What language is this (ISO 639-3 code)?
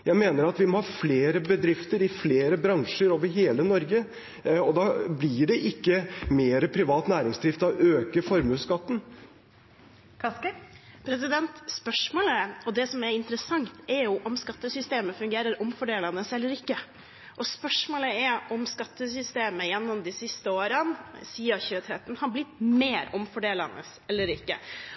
nor